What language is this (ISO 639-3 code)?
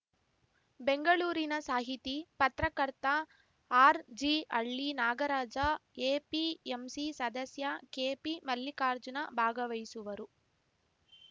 kan